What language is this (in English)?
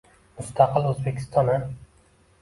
Uzbek